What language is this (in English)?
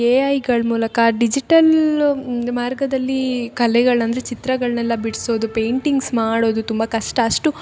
Kannada